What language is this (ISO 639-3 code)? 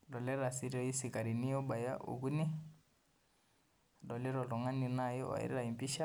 mas